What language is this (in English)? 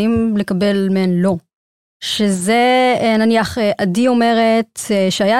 Hebrew